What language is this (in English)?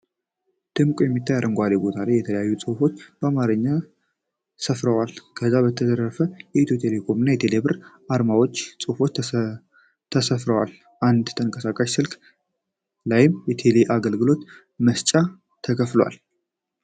Amharic